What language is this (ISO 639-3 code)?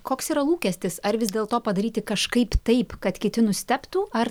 lit